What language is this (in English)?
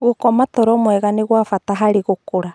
Kikuyu